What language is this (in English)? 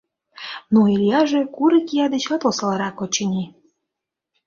Mari